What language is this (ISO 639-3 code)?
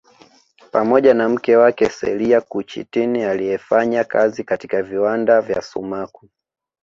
swa